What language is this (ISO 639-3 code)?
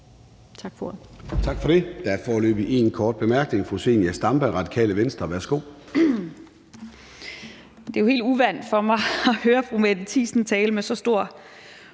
dan